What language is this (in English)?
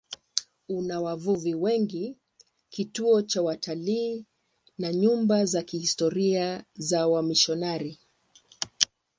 Swahili